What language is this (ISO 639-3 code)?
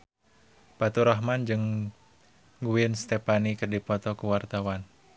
sun